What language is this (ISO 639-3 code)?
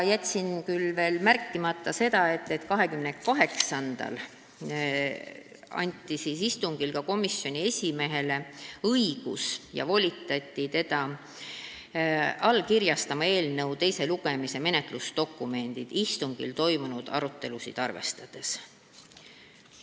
est